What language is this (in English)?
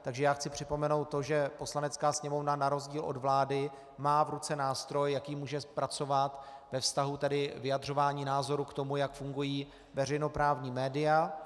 Czech